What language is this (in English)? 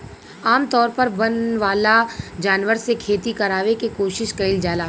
Bhojpuri